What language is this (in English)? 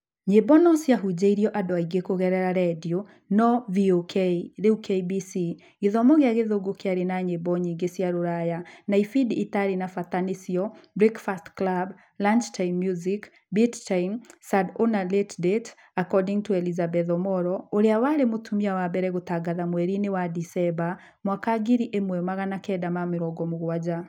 Kikuyu